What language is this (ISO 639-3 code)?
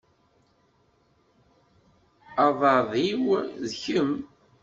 kab